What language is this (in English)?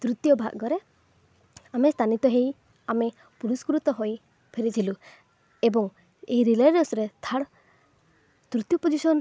Odia